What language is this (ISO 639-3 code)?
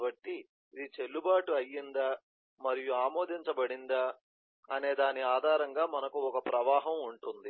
tel